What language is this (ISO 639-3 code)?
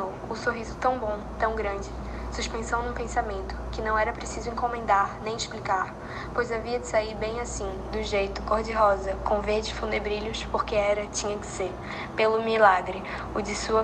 por